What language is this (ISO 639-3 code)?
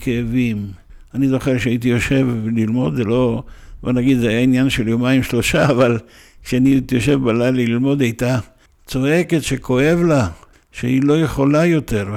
heb